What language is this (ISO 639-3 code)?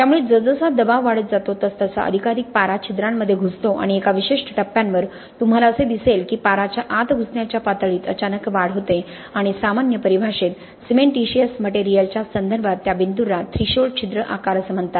mar